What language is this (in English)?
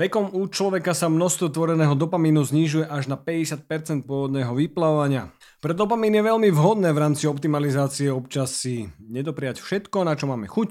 Slovak